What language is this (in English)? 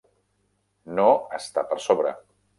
Catalan